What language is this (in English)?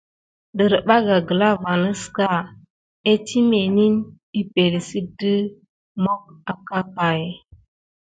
Gidar